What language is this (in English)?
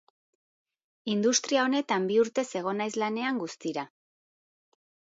Basque